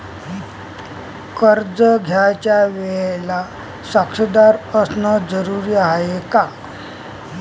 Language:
Marathi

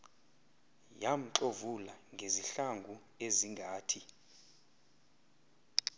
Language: Xhosa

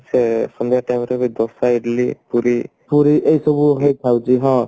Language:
Odia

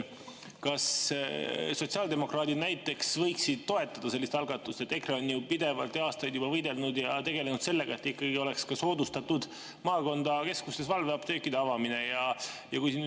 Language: Estonian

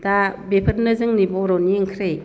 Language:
Bodo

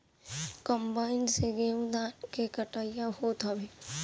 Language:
Bhojpuri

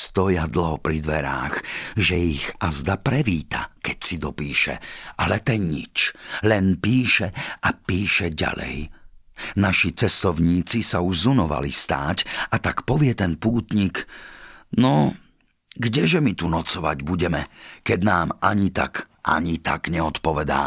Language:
Slovak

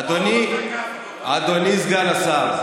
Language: Hebrew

